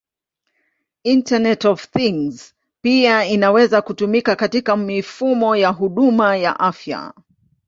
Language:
Swahili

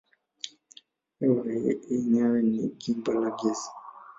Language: Swahili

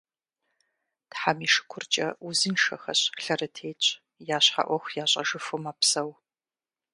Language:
Kabardian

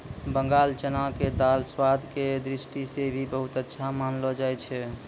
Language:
Maithili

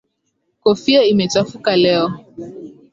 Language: Swahili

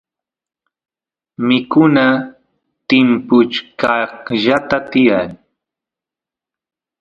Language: Santiago del Estero Quichua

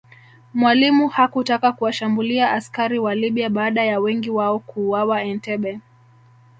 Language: Swahili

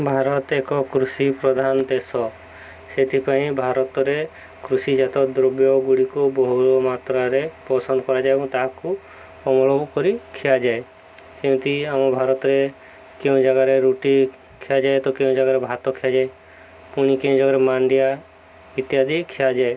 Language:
Odia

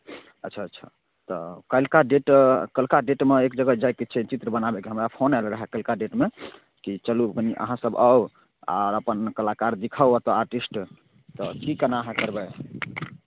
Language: Maithili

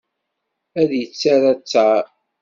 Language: Kabyle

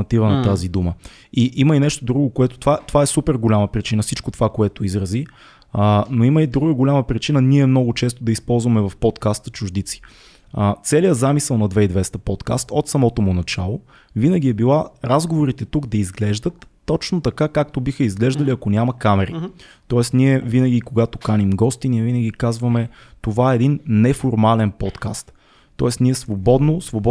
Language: Bulgarian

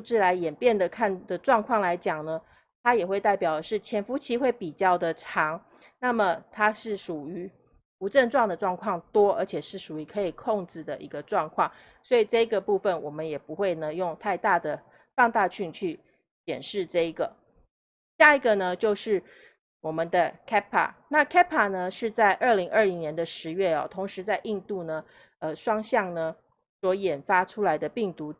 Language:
Chinese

